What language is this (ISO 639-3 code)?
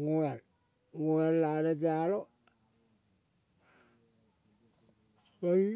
kol